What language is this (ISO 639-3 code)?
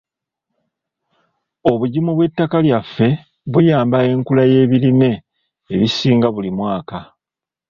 lug